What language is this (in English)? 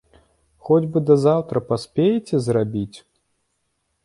Belarusian